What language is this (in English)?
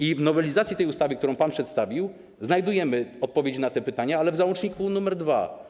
Polish